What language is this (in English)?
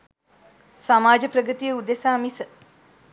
Sinhala